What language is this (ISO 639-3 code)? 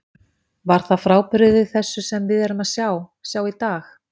isl